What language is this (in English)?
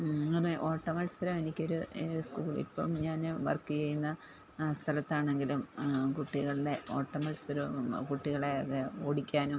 Malayalam